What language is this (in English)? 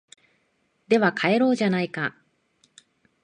Japanese